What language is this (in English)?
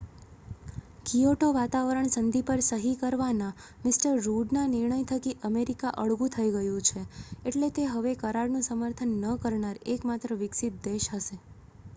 Gujarati